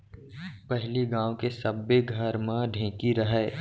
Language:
Chhattisgarhi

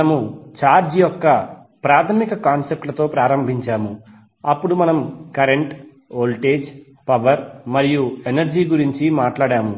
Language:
Telugu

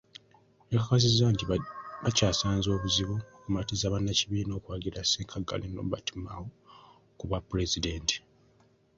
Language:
Ganda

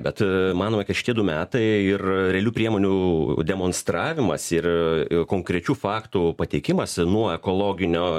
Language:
Lithuanian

